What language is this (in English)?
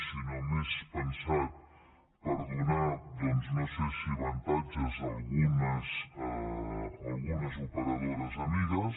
Catalan